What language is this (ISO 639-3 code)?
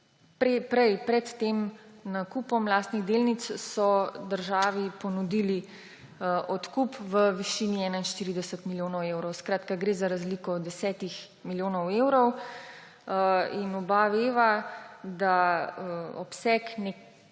slv